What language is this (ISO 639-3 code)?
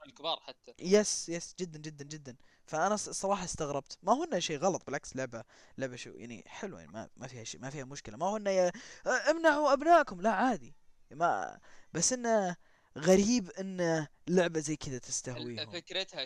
ara